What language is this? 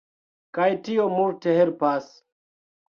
Esperanto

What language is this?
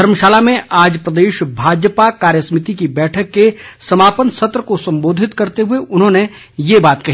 Hindi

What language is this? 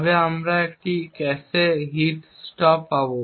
Bangla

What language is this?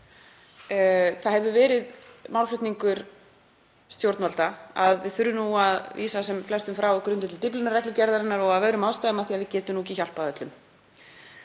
Icelandic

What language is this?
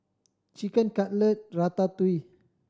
English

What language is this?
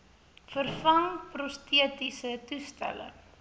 Afrikaans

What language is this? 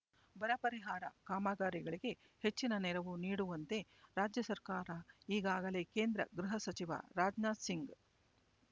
Kannada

